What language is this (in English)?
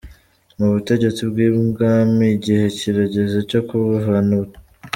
Kinyarwanda